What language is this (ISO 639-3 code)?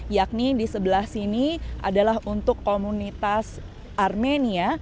ind